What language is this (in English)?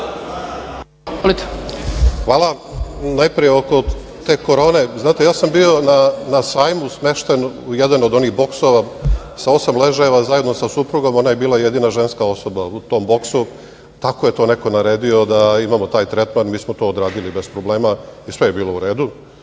Serbian